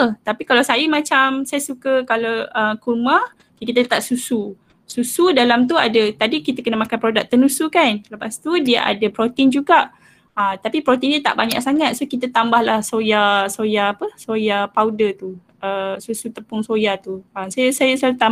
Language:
Malay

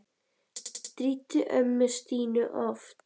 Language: Icelandic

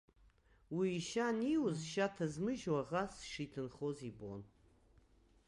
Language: Abkhazian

